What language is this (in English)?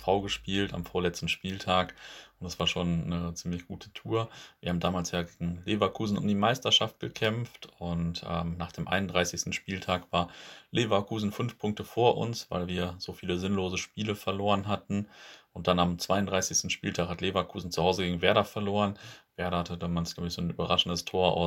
German